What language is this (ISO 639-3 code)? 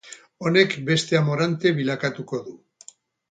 eus